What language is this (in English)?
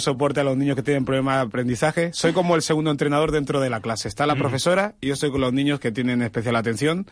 Spanish